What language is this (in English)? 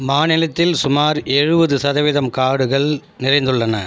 Tamil